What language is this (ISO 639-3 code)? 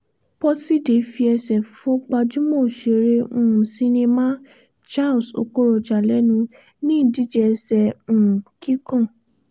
yor